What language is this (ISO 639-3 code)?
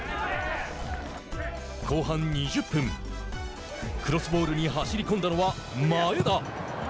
jpn